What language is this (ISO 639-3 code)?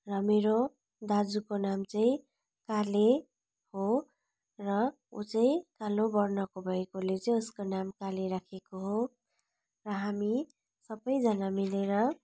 nep